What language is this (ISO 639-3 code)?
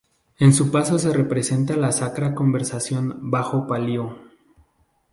spa